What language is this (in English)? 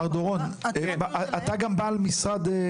Hebrew